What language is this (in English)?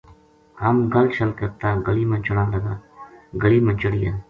Gujari